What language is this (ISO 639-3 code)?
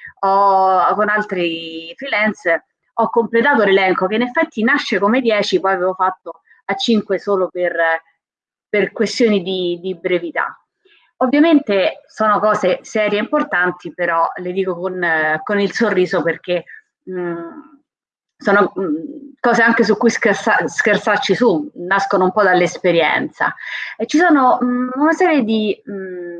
ita